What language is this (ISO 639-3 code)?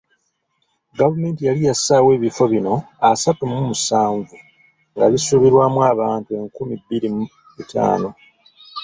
lug